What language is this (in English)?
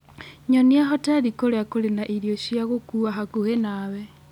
Kikuyu